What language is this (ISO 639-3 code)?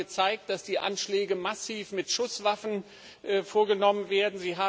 deu